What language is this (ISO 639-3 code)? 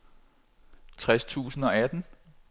dan